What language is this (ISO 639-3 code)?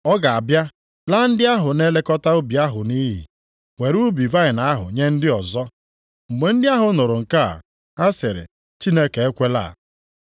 ibo